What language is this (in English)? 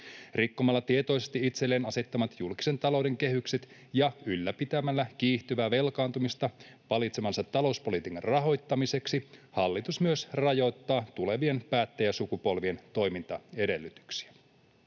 Finnish